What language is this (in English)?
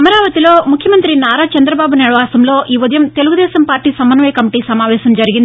Telugu